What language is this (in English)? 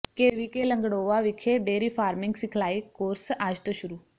Punjabi